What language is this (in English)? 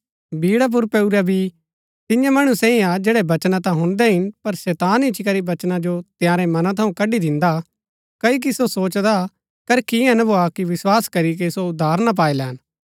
Gaddi